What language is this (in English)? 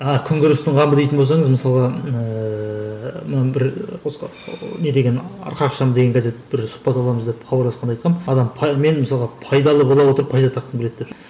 Kazakh